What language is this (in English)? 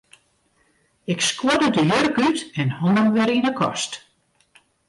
Western Frisian